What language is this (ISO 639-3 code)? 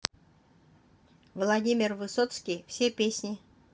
rus